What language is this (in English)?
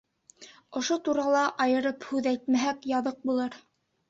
Bashkir